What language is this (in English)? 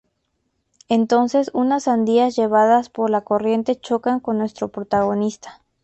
Spanish